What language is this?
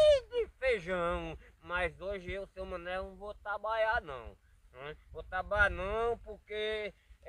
Portuguese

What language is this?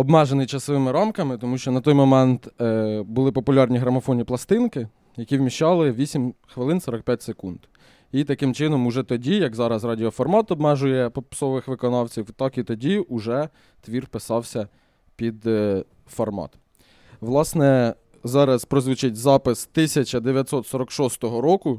Ukrainian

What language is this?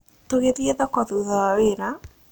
Kikuyu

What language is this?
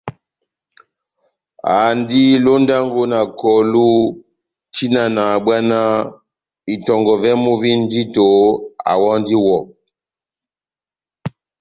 Batanga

